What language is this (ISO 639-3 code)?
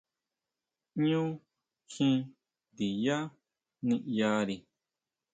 mau